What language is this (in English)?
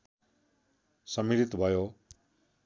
Nepali